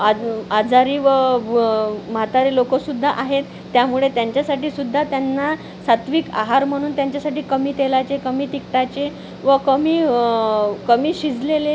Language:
Marathi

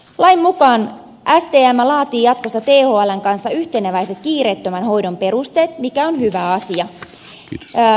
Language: Finnish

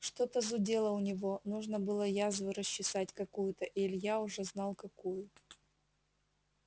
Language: Russian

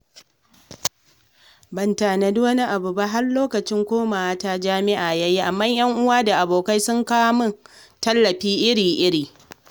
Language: Hausa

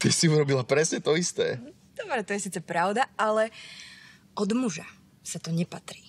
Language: Czech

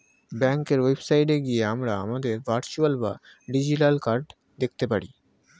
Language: Bangla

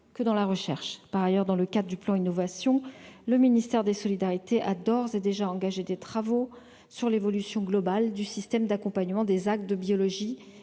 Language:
French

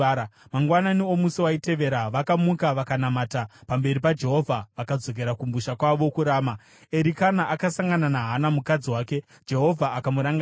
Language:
Shona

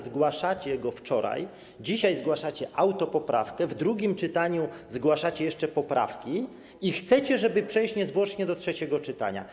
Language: Polish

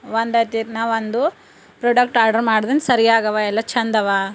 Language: Kannada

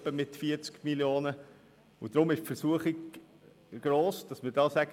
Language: Swiss German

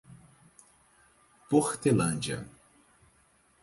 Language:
Portuguese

